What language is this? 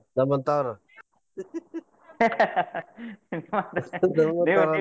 Kannada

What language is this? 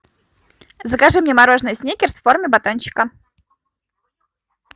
Russian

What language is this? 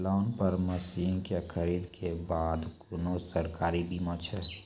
Maithili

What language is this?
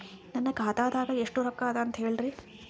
Kannada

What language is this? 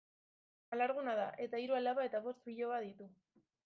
Basque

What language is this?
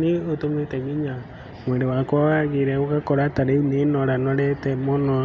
Kikuyu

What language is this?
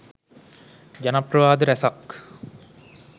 Sinhala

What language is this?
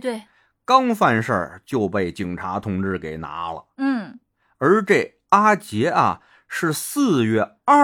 Chinese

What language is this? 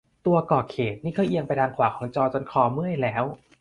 Thai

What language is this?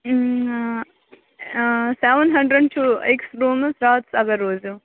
Kashmiri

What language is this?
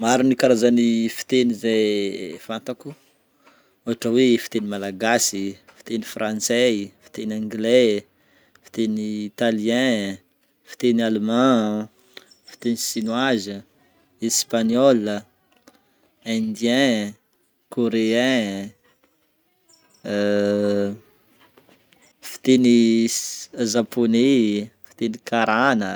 Northern Betsimisaraka Malagasy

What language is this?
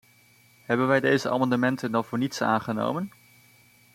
Dutch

